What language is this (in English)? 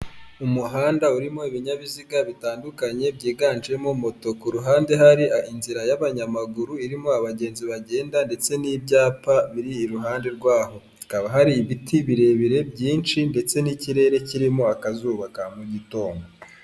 Kinyarwanda